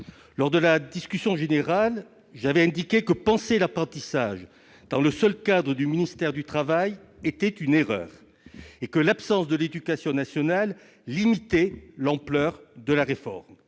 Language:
French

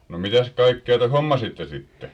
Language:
Finnish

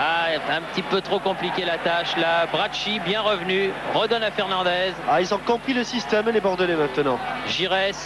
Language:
French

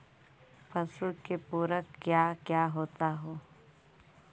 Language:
Magahi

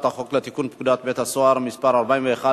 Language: Hebrew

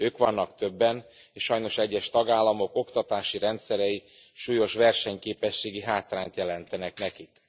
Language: Hungarian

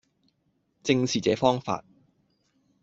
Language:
Cantonese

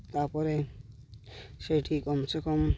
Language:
Odia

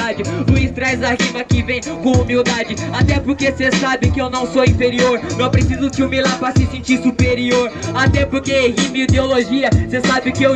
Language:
Portuguese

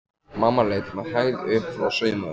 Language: Icelandic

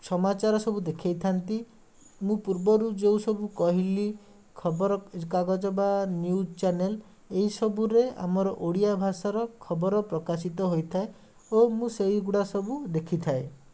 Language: Odia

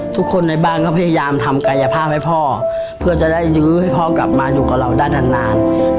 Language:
Thai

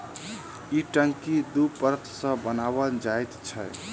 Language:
Maithili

